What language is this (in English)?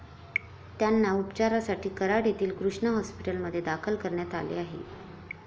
Marathi